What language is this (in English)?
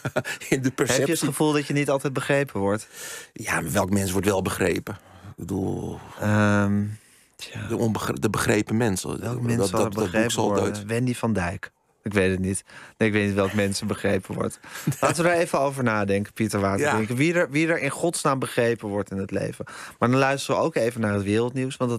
Dutch